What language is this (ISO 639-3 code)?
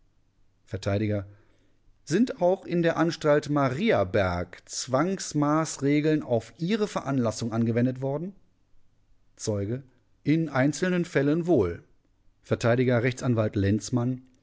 deu